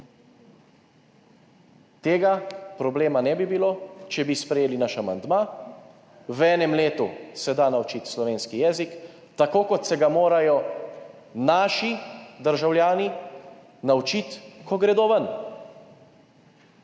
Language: Slovenian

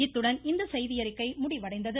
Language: Tamil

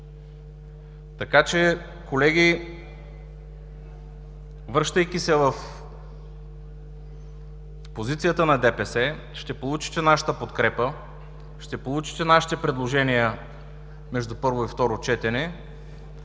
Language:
Bulgarian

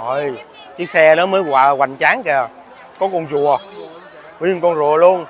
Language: Vietnamese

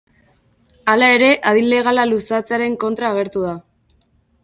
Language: Basque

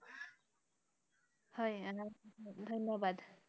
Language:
Assamese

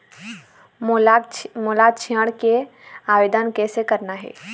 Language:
Chhattisgarhi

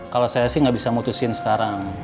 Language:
Indonesian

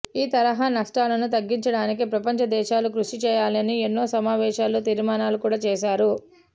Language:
Telugu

